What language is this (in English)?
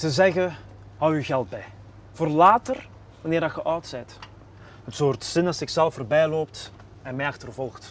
Dutch